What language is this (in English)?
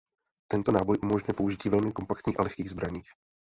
Czech